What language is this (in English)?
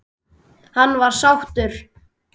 Icelandic